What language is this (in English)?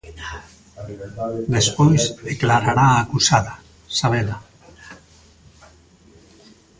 Galician